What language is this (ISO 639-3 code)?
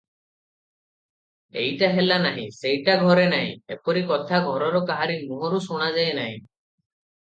ori